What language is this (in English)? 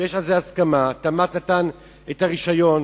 Hebrew